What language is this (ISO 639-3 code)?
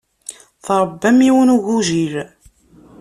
kab